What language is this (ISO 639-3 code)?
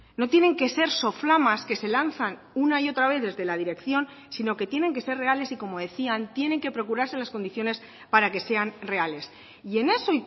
spa